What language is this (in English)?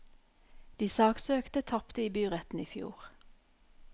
Norwegian